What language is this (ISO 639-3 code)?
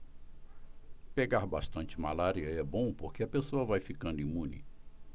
por